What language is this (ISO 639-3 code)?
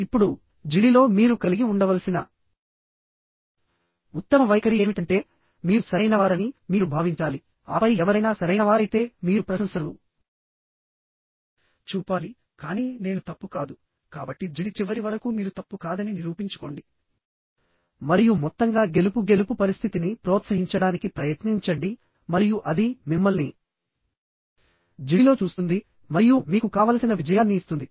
tel